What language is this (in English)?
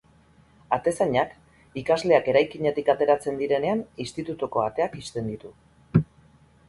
Basque